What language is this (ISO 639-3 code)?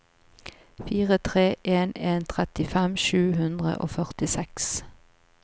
nor